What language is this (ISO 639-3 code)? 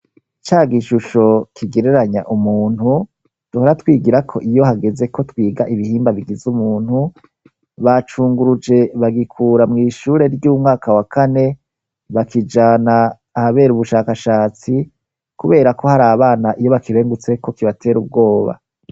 run